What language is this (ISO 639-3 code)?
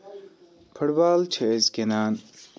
kas